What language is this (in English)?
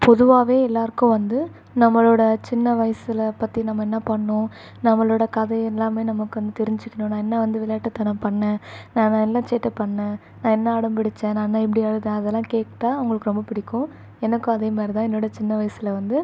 Tamil